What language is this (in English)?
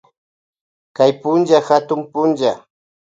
Loja Highland Quichua